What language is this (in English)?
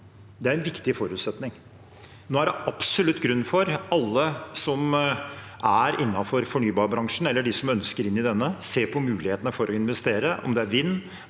Norwegian